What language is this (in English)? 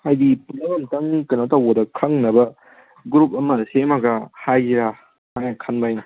Manipuri